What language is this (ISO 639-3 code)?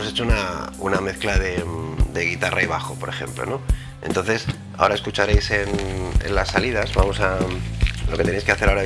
spa